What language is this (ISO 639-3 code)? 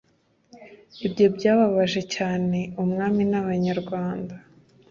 kin